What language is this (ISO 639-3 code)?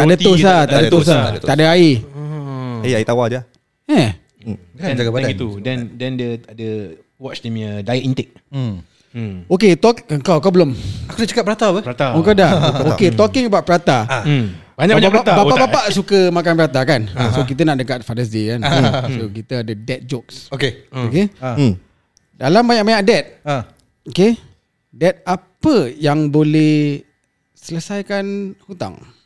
msa